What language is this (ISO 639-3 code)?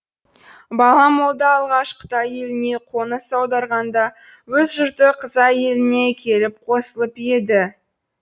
kaz